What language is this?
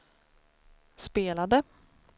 Swedish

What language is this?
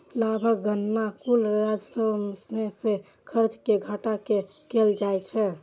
Maithili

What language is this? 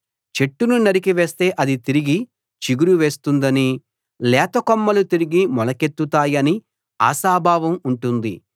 Telugu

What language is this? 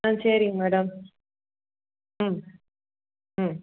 Tamil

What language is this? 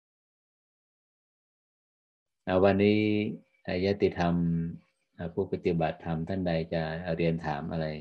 Thai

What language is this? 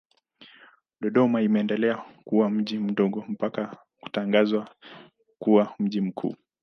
Swahili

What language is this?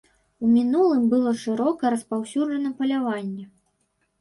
Belarusian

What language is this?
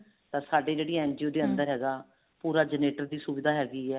Punjabi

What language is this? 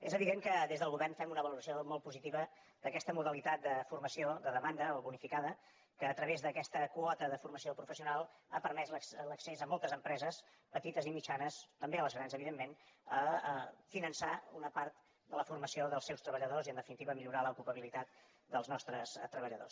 Catalan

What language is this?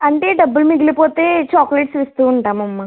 Telugu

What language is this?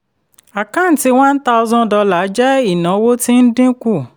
Yoruba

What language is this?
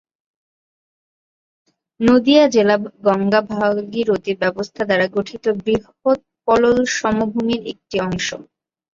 Bangla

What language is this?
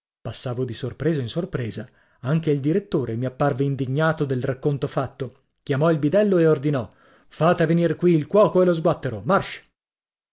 Italian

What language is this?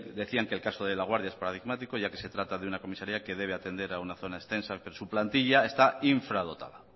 Spanish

